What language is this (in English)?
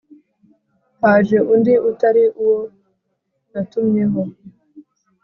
Kinyarwanda